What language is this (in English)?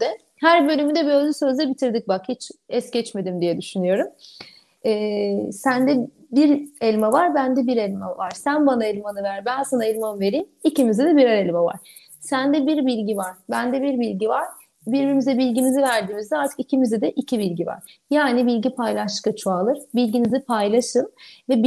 Turkish